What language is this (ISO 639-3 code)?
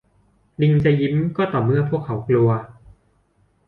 tha